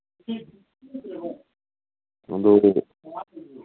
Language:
Manipuri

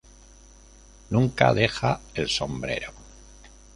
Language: Spanish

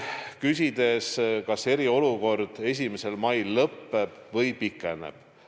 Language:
Estonian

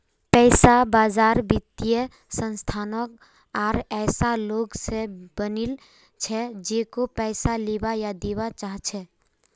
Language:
Magahi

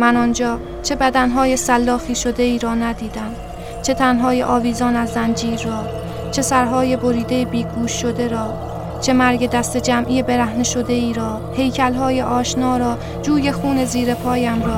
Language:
Persian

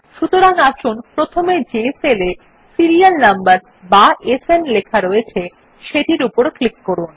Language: Bangla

